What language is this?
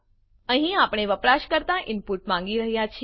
Gujarati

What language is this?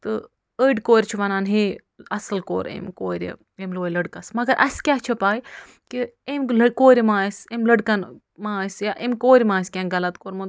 Kashmiri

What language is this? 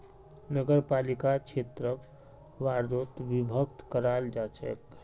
Magahi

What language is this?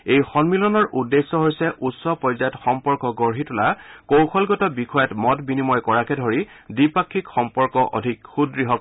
Assamese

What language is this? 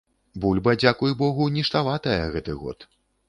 Belarusian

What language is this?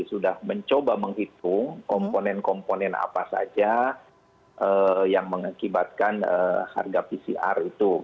Indonesian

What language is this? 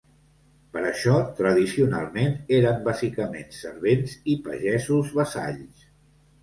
Catalan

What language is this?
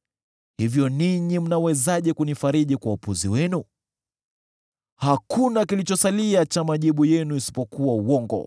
Swahili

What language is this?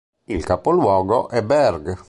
Italian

